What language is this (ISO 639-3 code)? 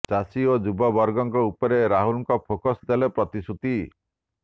ori